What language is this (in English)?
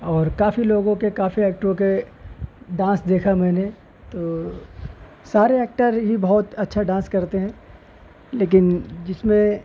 Urdu